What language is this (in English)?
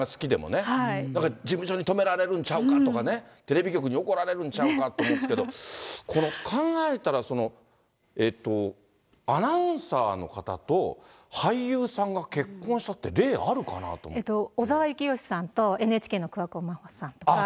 Japanese